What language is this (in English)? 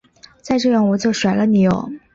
Chinese